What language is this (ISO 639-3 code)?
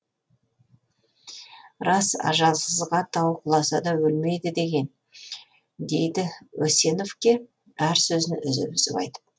kaz